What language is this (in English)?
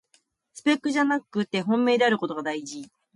Japanese